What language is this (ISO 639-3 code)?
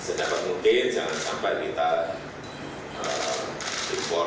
ind